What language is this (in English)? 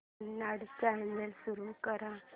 Marathi